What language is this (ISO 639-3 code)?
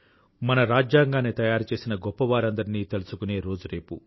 tel